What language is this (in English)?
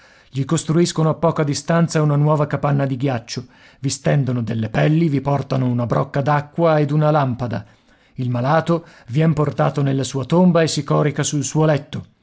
Italian